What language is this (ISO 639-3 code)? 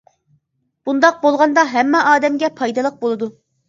uig